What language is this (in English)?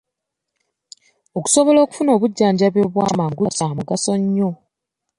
Ganda